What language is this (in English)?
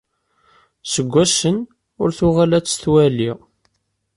Kabyle